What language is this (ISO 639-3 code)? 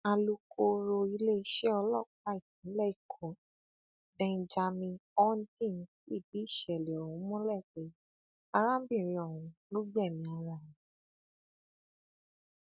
yor